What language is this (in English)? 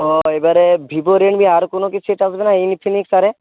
Bangla